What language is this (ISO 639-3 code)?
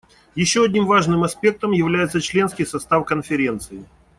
rus